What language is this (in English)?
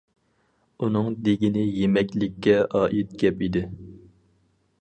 Uyghur